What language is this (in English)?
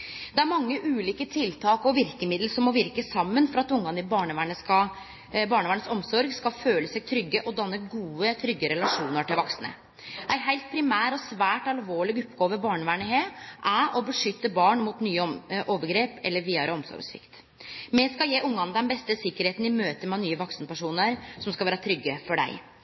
Norwegian Nynorsk